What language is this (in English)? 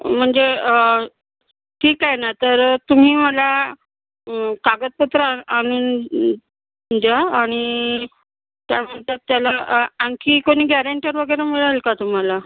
Marathi